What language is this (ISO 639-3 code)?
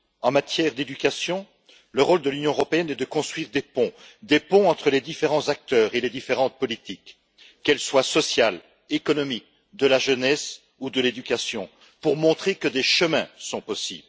fra